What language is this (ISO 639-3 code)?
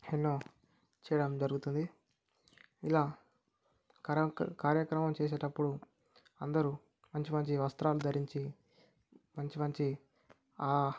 tel